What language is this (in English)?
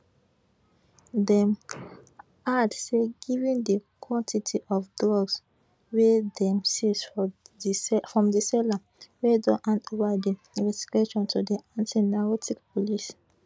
Nigerian Pidgin